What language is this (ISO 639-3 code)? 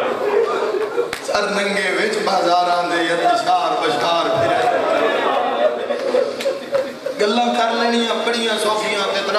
ara